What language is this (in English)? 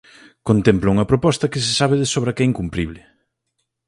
Galician